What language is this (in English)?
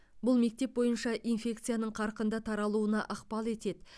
Kazakh